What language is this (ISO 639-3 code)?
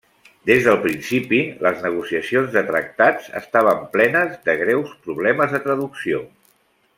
cat